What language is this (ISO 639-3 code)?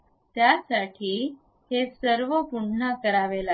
mar